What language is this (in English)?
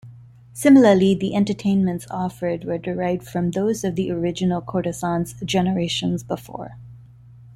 English